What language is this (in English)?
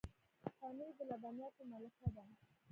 Pashto